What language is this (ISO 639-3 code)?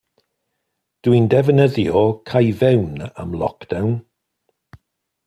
cym